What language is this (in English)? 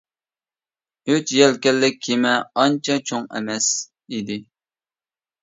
Uyghur